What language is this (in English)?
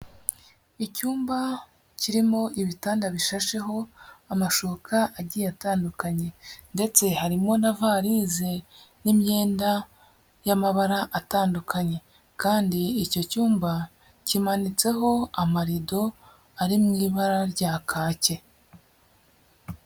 Kinyarwanda